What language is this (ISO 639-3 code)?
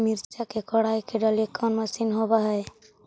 mag